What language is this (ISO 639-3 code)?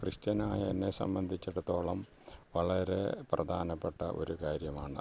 mal